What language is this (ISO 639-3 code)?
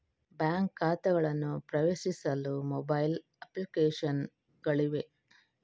kan